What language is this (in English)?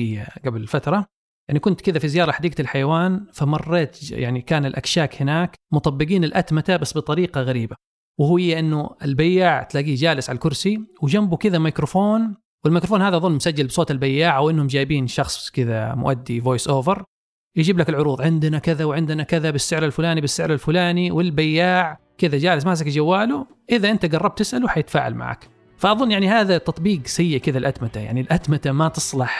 Arabic